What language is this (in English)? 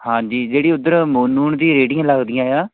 Punjabi